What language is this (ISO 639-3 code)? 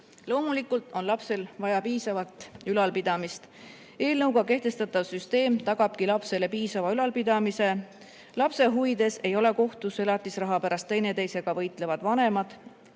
est